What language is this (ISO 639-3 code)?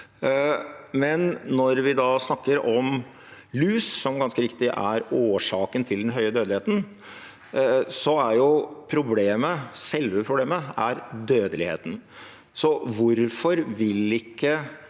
nor